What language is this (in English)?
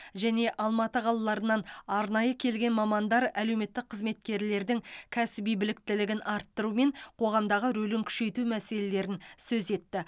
Kazakh